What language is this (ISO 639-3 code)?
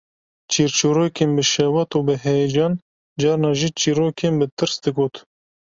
kur